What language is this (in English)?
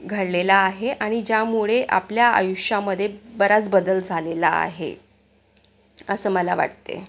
Marathi